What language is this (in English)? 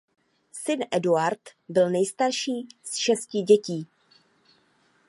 Czech